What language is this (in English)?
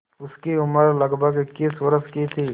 Hindi